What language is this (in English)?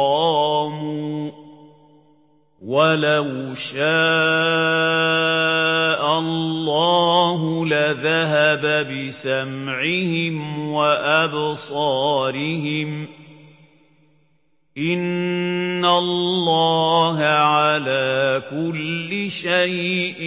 Arabic